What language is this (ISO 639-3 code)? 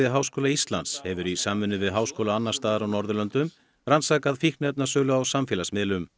isl